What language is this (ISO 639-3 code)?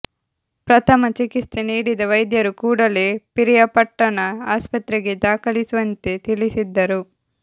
kan